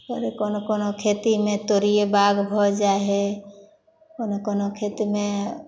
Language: Maithili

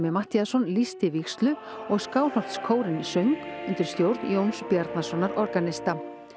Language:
Icelandic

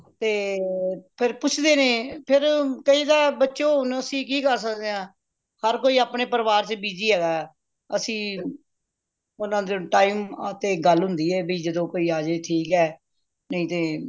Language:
Punjabi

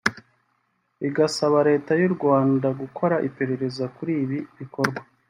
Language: Kinyarwanda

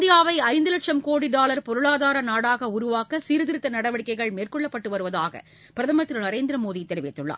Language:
Tamil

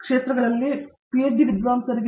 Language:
Kannada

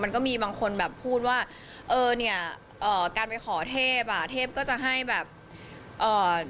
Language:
Thai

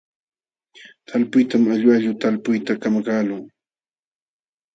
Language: Jauja Wanca Quechua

